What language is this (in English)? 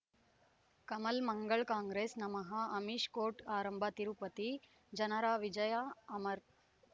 Kannada